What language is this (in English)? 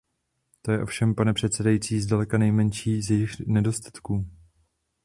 Czech